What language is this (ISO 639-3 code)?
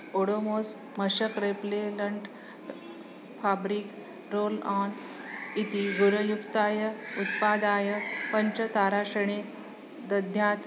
san